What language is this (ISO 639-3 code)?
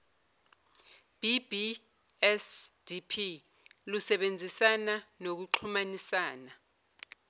zul